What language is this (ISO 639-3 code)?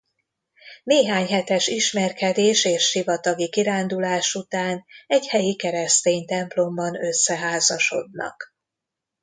hun